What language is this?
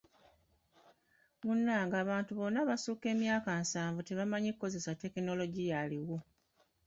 Ganda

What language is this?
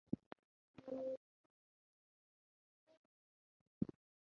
Chinese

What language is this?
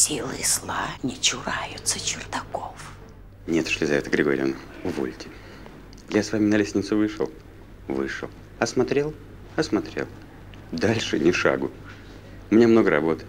Russian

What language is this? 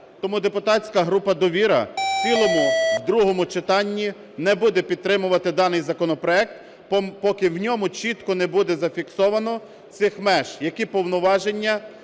Ukrainian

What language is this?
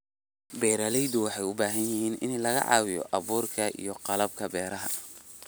Somali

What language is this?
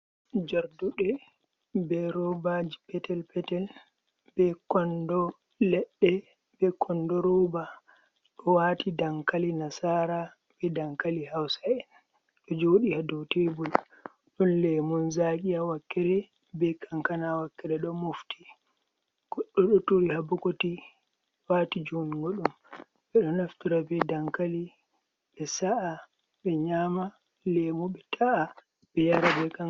Fula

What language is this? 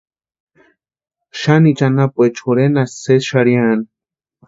Western Highland Purepecha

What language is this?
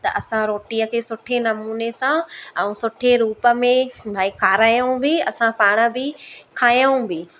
Sindhi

